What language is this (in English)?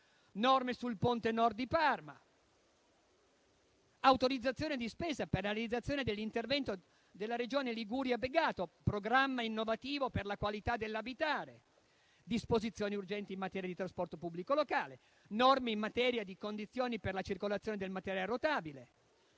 Italian